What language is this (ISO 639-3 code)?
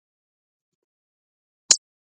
lss